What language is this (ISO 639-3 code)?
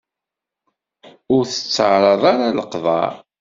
kab